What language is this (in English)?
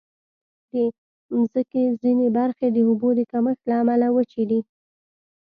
Pashto